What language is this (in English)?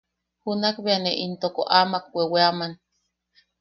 Yaqui